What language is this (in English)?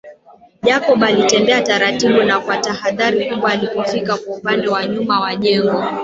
Swahili